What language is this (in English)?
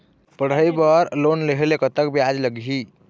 Chhattisgarhi